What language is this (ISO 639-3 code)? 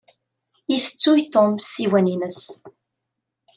kab